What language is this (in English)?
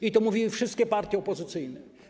Polish